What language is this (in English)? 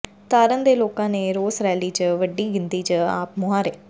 Punjabi